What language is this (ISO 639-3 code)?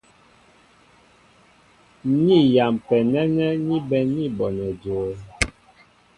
mbo